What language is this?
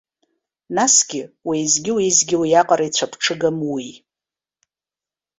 Abkhazian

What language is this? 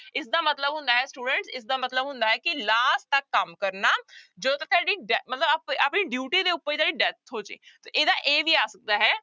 Punjabi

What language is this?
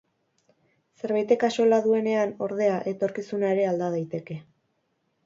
Basque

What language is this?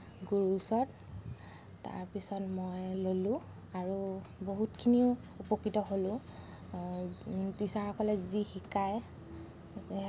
Assamese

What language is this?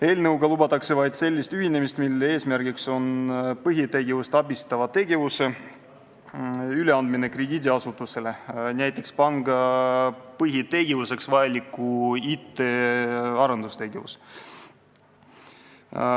Estonian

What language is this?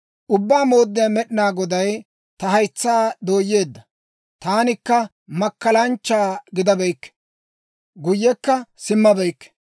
Dawro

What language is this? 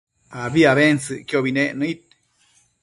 Matsés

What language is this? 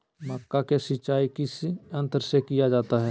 Magahi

